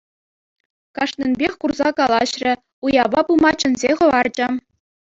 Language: Chuvash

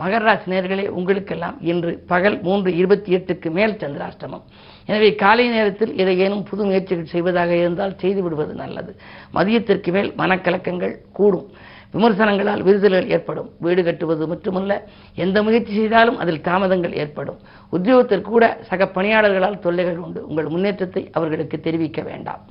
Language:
Tamil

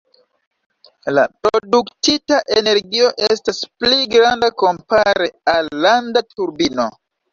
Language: Esperanto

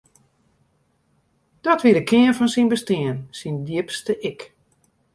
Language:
Western Frisian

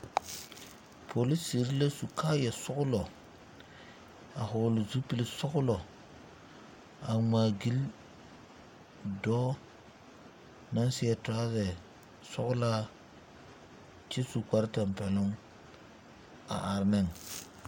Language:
Southern Dagaare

